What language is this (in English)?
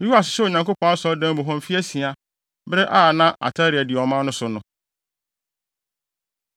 Akan